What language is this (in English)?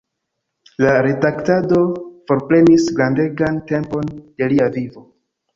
Esperanto